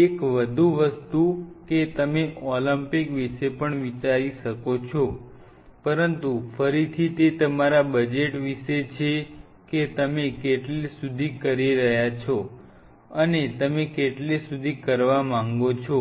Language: Gujarati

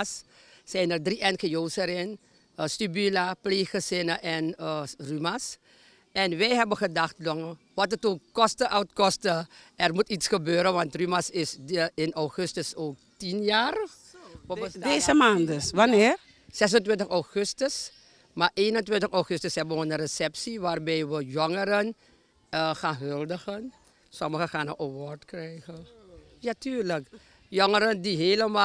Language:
Dutch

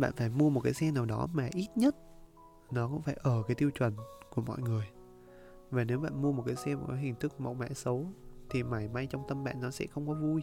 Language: Vietnamese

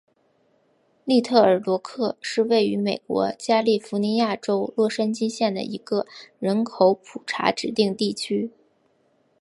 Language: Chinese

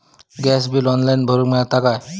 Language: Marathi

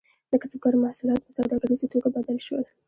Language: Pashto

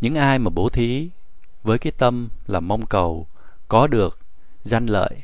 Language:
Vietnamese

